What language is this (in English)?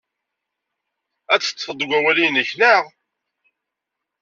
Kabyle